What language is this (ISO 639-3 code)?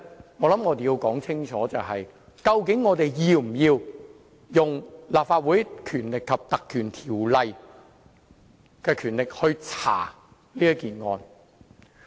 yue